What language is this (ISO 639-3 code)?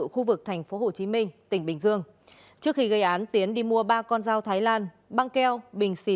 vie